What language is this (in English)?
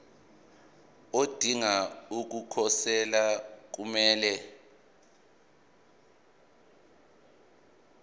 Zulu